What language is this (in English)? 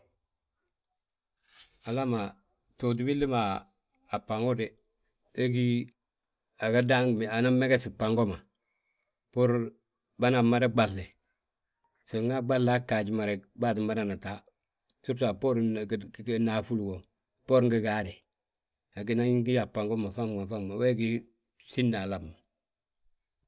Balanta-Ganja